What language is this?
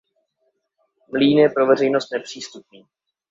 Czech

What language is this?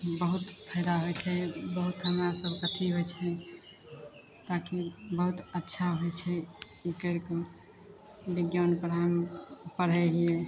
Maithili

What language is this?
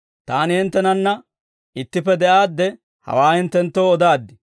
Dawro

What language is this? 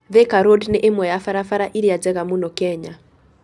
Kikuyu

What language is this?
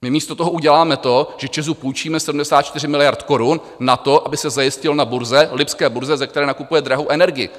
Czech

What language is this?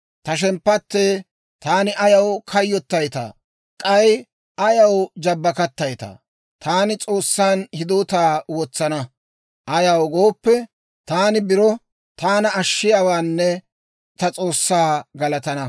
Dawro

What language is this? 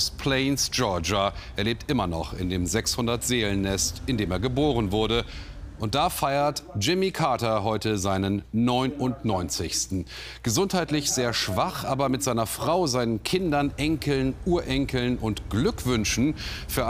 German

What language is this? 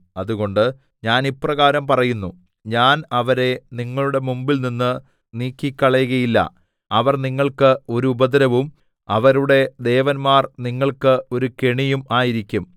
Malayalam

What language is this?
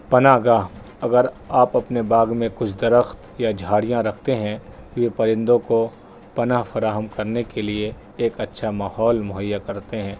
Urdu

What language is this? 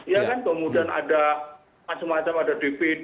Indonesian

